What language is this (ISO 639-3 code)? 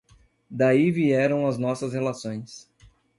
por